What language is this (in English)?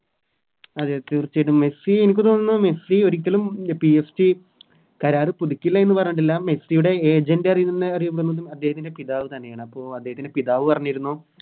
Malayalam